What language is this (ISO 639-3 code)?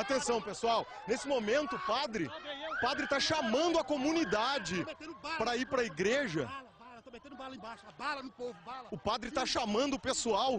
por